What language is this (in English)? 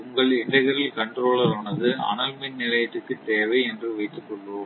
Tamil